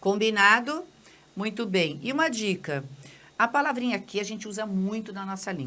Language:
Portuguese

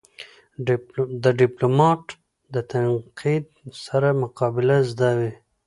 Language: Pashto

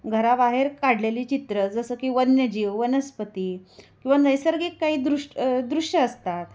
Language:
Marathi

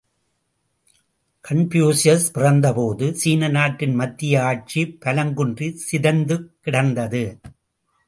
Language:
Tamil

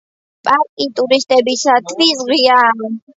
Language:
Georgian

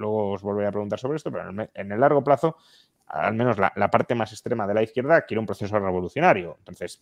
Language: Spanish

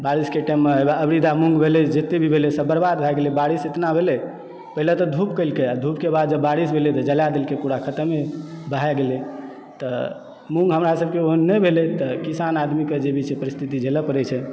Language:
Maithili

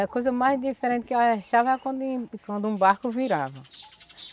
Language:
Portuguese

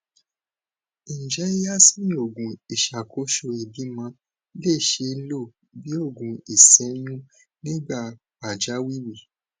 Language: Yoruba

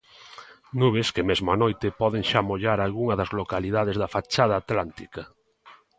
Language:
Galician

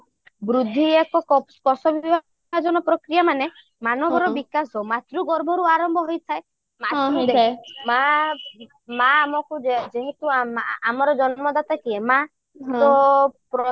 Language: Odia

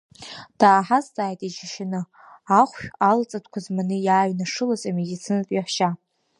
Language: Abkhazian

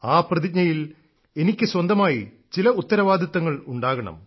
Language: Malayalam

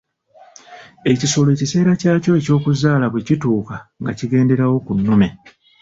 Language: Ganda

